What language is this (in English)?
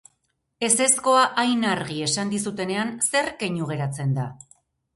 Basque